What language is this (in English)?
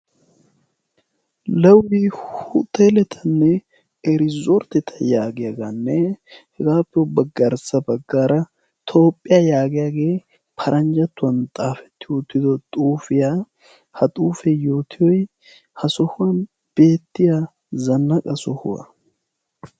Wolaytta